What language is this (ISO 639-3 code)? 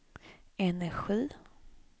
swe